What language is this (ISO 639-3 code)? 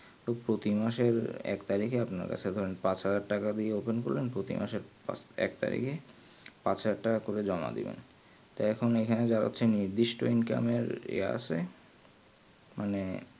ben